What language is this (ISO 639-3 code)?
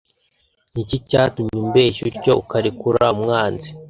kin